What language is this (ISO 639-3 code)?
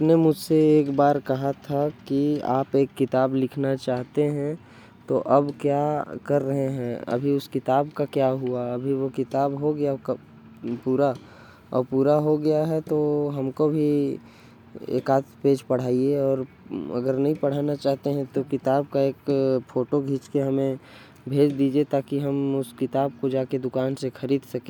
kfp